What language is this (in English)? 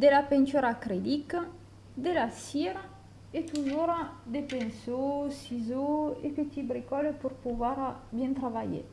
French